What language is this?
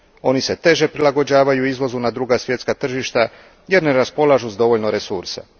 Croatian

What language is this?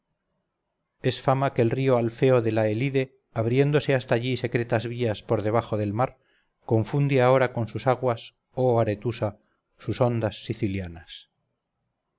Spanish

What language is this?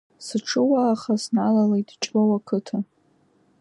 Abkhazian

